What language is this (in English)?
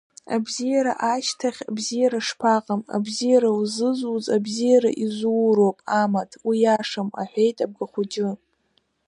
Abkhazian